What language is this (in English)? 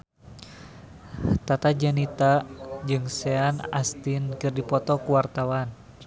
Sundanese